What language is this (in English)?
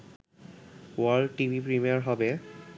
Bangla